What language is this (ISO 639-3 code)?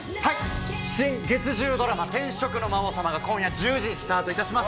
jpn